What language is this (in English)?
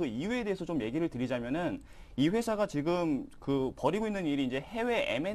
Korean